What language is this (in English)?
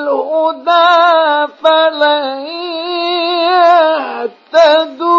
Arabic